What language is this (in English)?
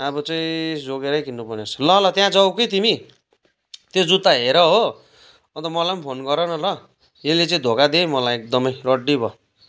Nepali